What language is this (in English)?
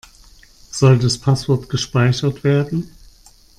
German